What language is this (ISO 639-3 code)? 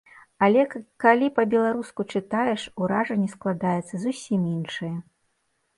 bel